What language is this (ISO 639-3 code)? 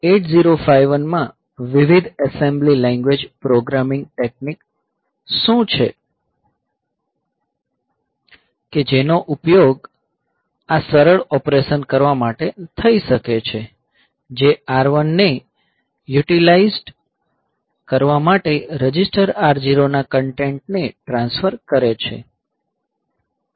guj